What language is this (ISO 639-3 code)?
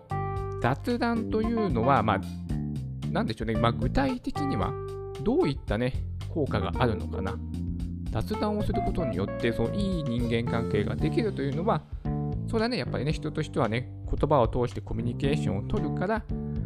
jpn